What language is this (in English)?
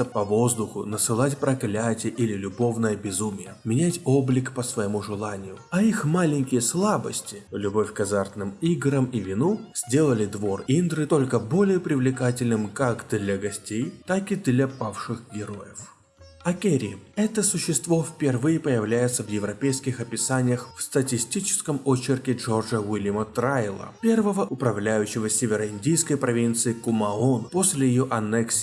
Russian